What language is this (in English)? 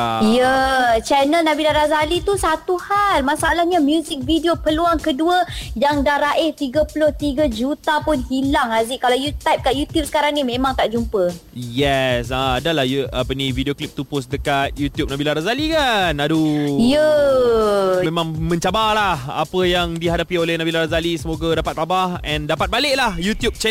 Malay